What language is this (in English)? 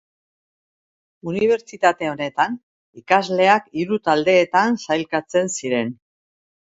Basque